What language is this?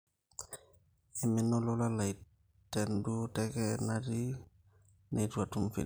Masai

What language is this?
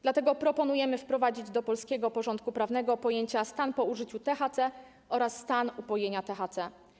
Polish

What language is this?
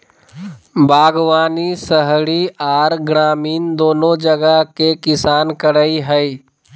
Magahi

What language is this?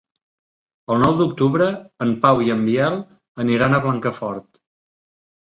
Catalan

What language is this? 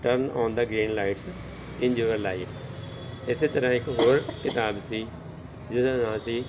Punjabi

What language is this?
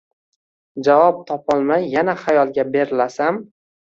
Uzbek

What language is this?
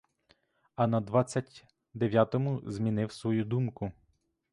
Ukrainian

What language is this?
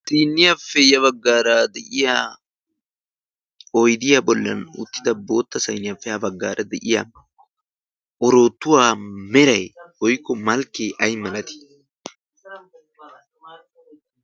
Wolaytta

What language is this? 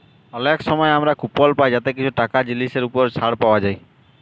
Bangla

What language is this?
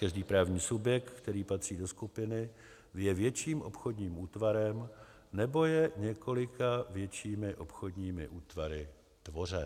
Czech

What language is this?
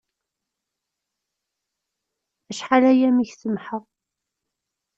Kabyle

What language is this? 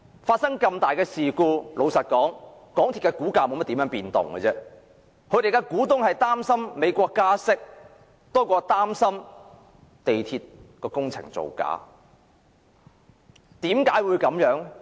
Cantonese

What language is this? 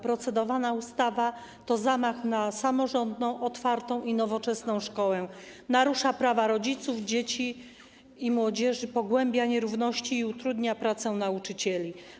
Polish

